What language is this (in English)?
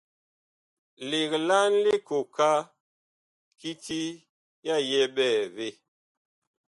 Bakoko